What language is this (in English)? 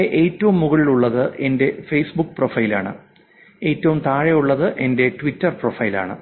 Malayalam